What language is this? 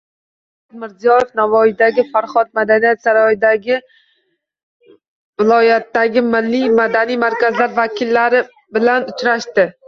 Uzbek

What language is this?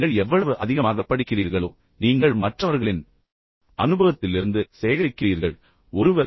Tamil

